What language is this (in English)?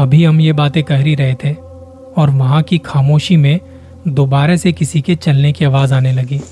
Hindi